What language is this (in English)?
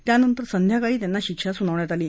Marathi